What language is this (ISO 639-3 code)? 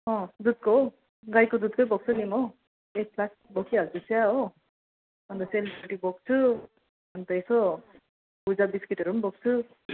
nep